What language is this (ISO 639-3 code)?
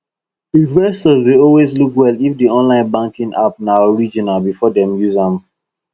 pcm